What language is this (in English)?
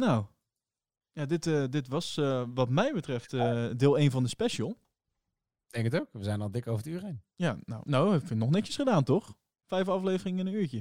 Dutch